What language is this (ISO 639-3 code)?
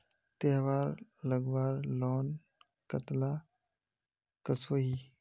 mag